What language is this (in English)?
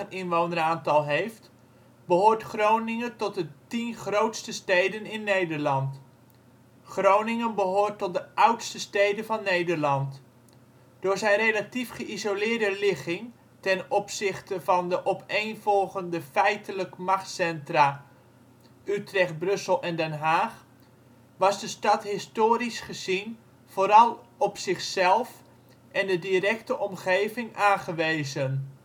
Dutch